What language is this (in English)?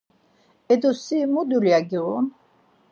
Laz